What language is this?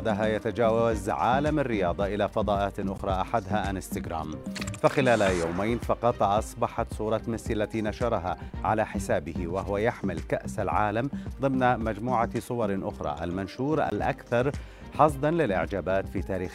Arabic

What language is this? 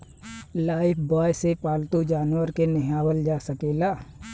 Bhojpuri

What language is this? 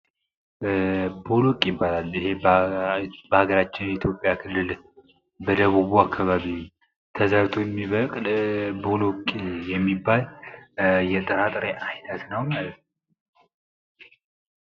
Amharic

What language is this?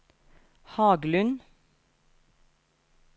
Norwegian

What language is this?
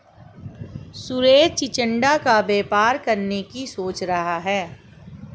Hindi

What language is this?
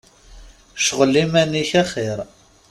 Kabyle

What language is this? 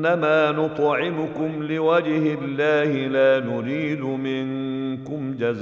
Arabic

